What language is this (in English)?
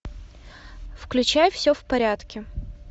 Russian